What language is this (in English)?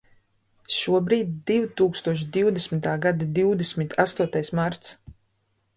Latvian